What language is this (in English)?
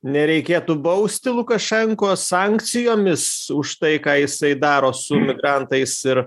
Lithuanian